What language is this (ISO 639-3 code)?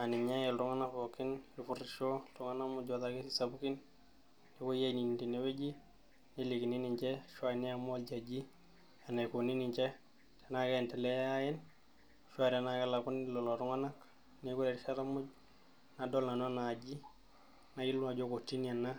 mas